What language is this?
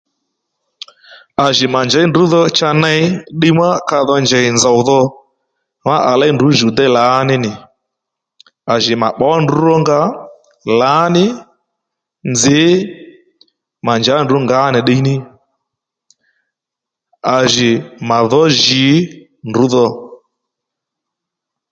Lendu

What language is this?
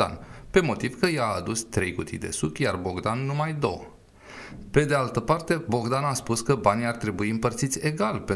Romanian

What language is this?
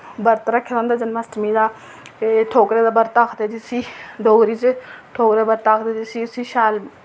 Dogri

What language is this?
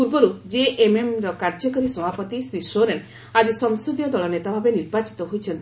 Odia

